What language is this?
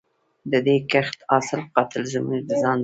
Pashto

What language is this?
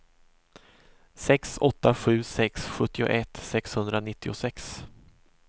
Swedish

